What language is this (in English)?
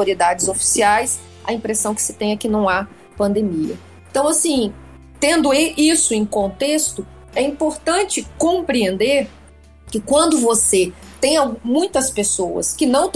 Portuguese